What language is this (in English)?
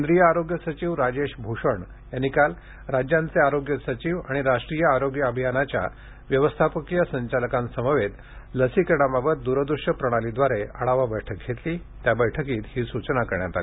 Marathi